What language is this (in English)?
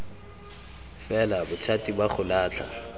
Tswana